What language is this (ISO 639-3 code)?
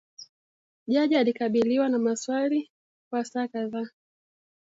swa